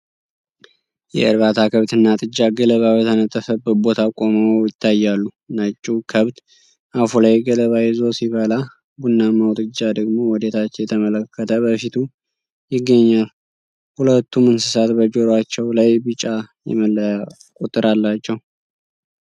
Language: Amharic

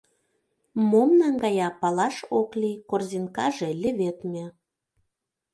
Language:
Mari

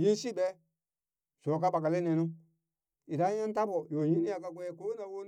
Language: Burak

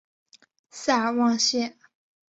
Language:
Chinese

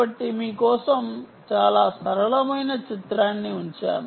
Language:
Telugu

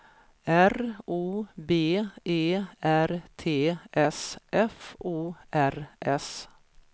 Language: Swedish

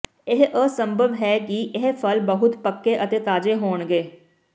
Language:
Punjabi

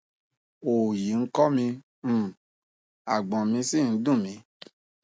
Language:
Yoruba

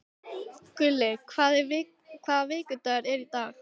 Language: Icelandic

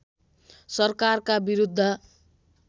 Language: Nepali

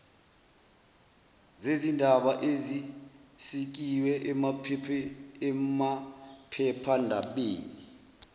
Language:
Zulu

